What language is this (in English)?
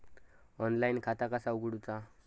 Marathi